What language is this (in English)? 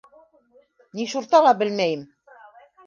Bashkir